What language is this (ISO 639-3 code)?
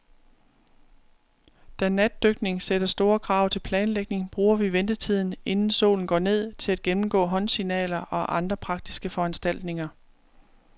dan